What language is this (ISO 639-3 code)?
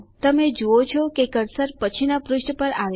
guj